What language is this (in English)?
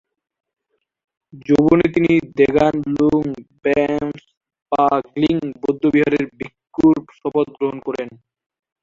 Bangla